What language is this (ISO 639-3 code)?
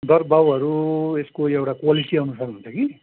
nep